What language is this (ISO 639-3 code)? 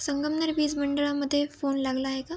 mar